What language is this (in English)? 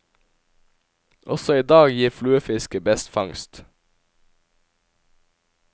Norwegian